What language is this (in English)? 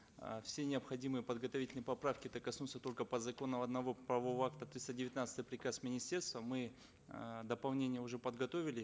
Kazakh